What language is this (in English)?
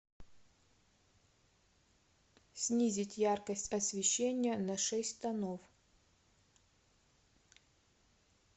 Russian